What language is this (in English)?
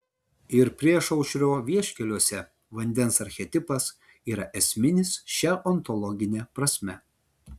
Lithuanian